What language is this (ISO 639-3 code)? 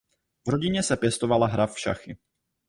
ces